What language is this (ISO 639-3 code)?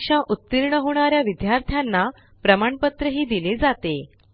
mar